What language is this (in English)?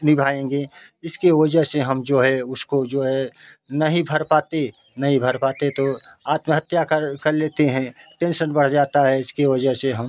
Hindi